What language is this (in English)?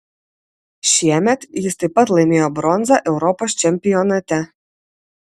Lithuanian